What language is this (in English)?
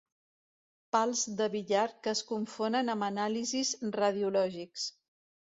Catalan